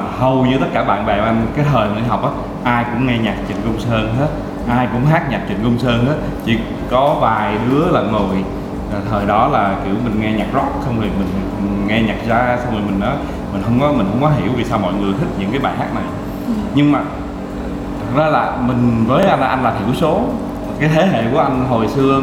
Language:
Vietnamese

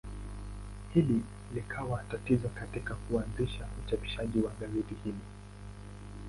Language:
Swahili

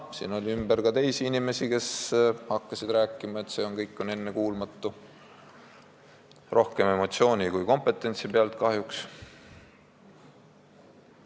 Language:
Estonian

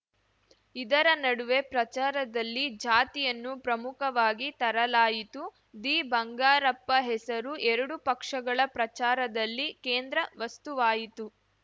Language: Kannada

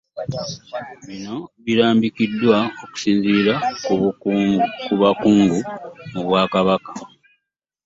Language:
Ganda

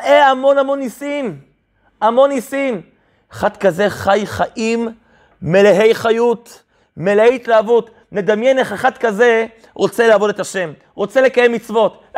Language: Hebrew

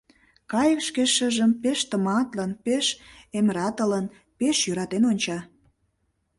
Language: Mari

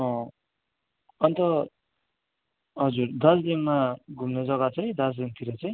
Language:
Nepali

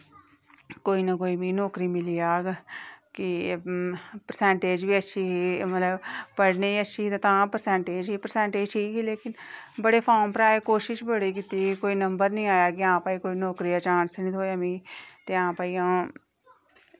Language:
Dogri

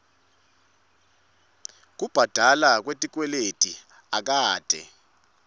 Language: Swati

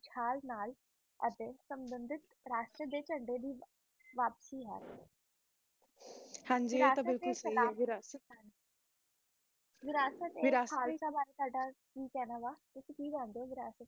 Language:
Punjabi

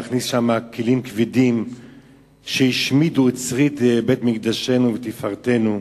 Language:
Hebrew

